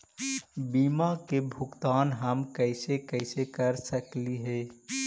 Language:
Magahi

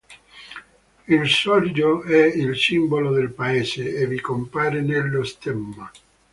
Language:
Italian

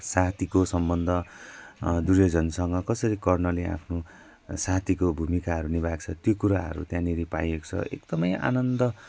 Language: Nepali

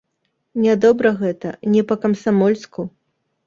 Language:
Belarusian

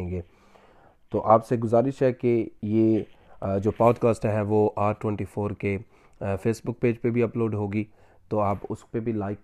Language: Urdu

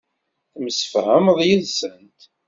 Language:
Kabyle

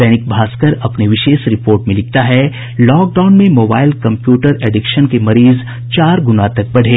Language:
Hindi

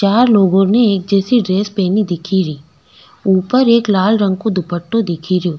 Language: Rajasthani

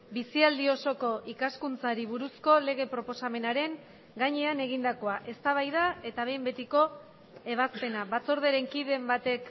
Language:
Basque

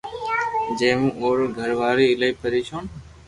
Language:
Loarki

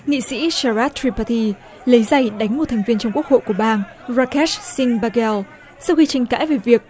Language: Vietnamese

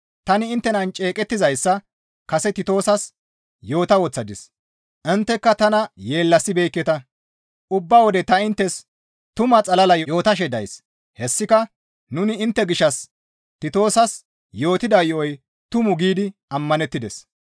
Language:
Gamo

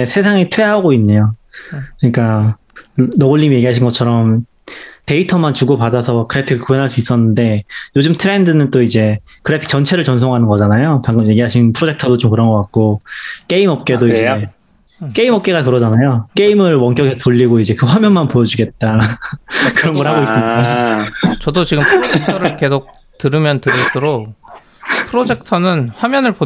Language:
Korean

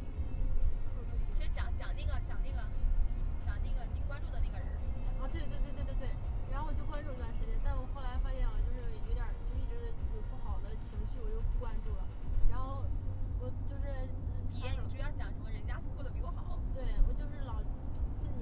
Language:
Chinese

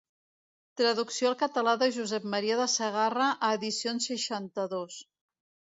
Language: Catalan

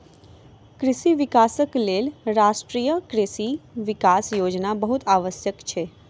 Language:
Maithili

